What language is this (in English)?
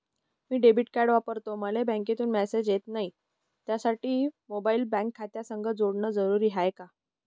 Marathi